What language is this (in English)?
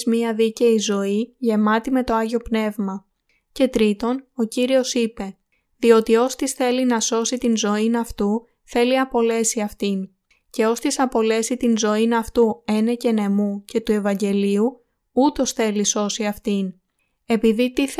Greek